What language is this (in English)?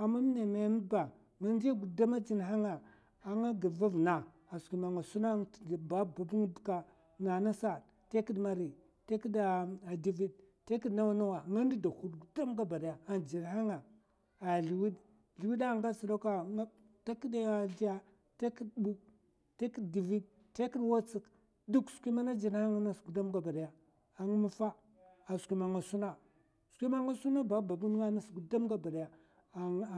Mafa